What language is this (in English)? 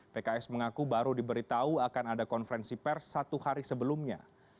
Indonesian